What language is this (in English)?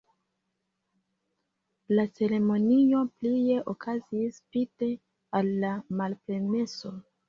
Esperanto